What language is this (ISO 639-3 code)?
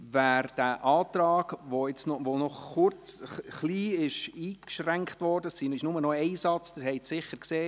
gsw